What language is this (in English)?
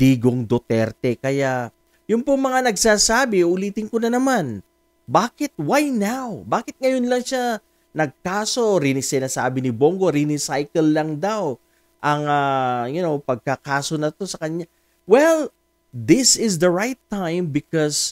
Filipino